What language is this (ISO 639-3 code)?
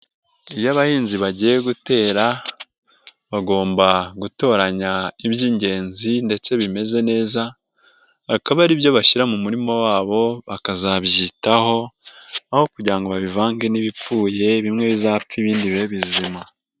kin